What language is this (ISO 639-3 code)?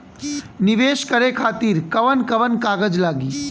bho